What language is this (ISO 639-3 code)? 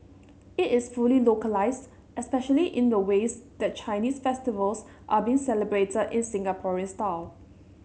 eng